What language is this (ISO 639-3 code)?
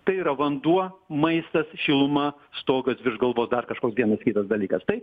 lit